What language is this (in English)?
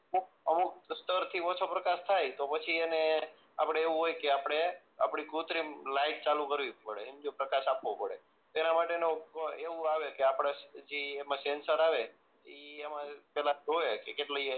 Gujarati